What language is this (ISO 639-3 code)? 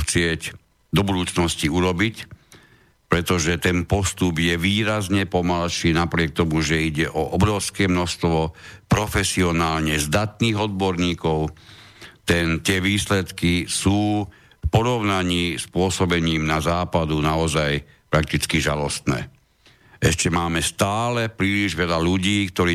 slk